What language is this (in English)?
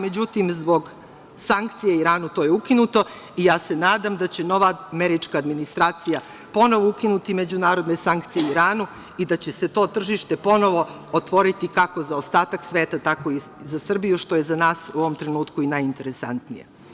Serbian